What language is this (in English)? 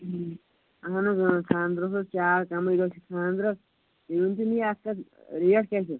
Kashmiri